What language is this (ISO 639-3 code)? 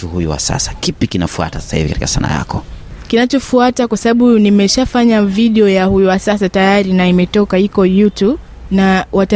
swa